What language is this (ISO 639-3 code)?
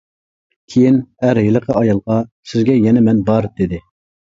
uig